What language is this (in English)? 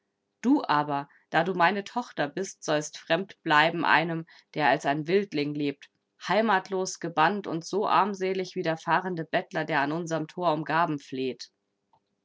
German